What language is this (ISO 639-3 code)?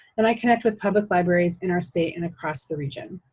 eng